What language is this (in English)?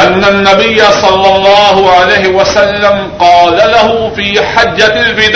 Urdu